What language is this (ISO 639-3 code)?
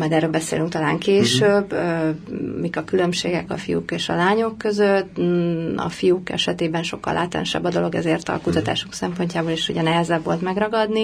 hun